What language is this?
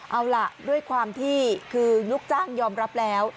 Thai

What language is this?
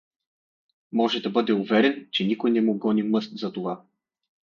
Bulgarian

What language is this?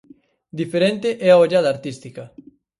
Galician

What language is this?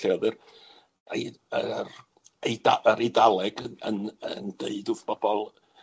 Welsh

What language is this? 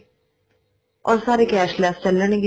Punjabi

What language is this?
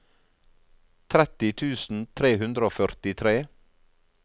Norwegian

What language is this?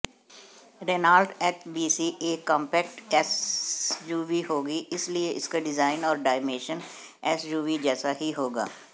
Hindi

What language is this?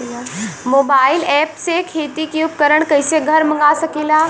Bhojpuri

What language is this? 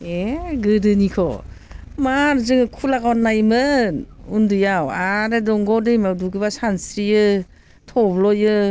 Bodo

